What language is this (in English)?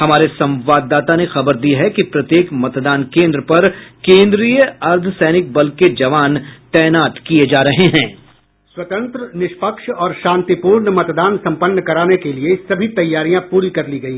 Hindi